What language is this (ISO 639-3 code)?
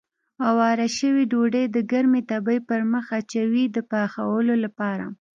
pus